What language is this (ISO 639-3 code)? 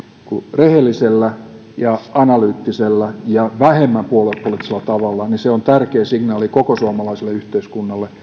fin